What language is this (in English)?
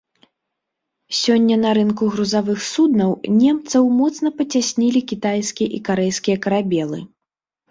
Belarusian